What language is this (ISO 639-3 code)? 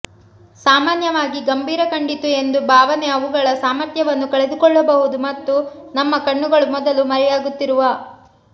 kan